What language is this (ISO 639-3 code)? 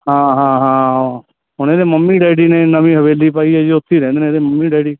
pan